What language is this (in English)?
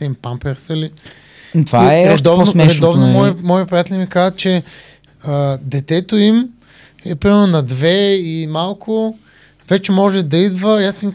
Bulgarian